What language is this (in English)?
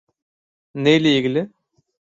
Turkish